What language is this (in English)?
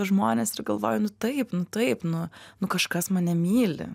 Lithuanian